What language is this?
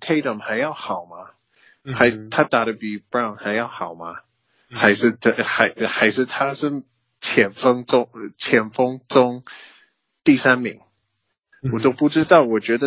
Chinese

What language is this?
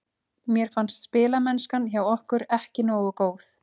Icelandic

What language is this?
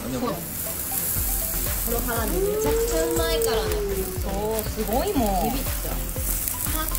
Japanese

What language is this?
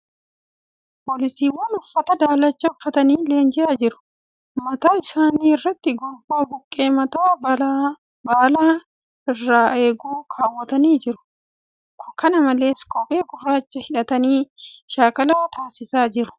Oromo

